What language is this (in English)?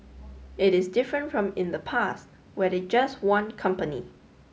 English